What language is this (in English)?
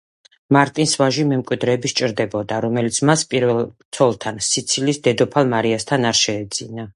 Georgian